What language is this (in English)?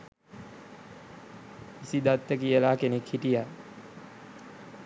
Sinhala